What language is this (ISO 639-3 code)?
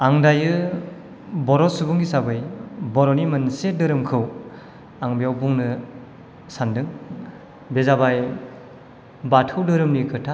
brx